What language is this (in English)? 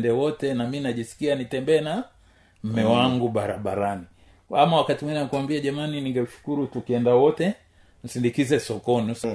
Swahili